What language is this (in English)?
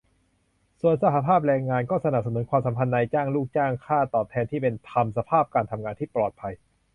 Thai